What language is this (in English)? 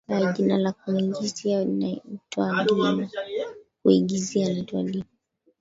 Swahili